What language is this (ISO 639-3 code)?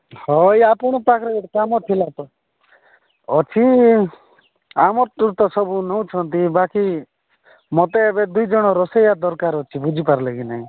ori